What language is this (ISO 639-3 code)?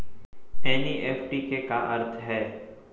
hne